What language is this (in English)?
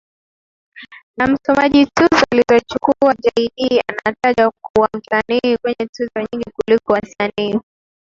Swahili